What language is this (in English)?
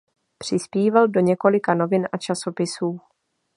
Czech